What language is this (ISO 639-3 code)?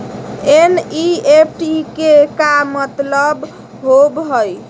mag